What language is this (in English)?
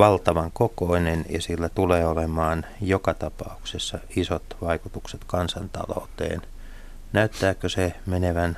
Finnish